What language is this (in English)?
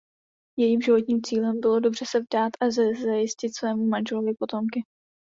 Czech